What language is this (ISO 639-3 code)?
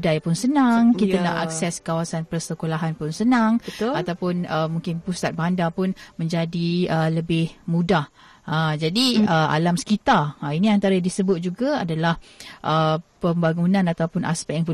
msa